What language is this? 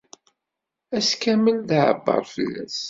Kabyle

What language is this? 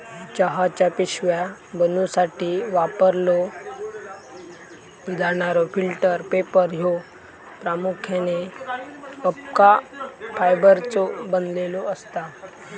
Marathi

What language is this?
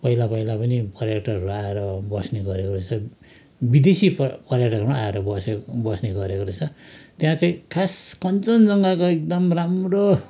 Nepali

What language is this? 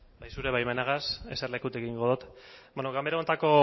Basque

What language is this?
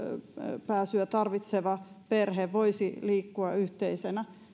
Finnish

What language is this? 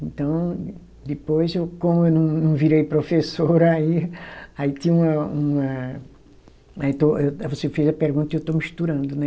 Portuguese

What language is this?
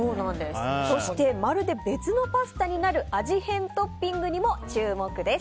Japanese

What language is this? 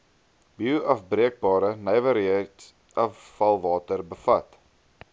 Afrikaans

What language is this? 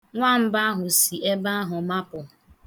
Igbo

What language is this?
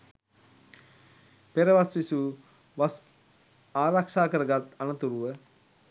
Sinhala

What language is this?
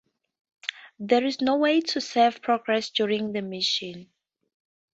English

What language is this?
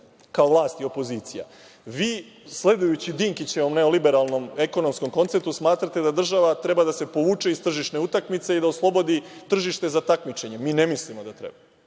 Serbian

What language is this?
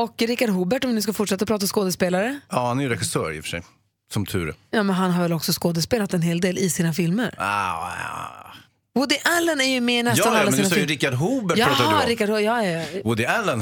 Swedish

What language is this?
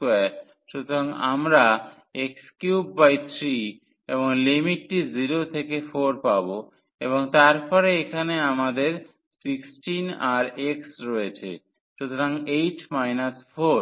Bangla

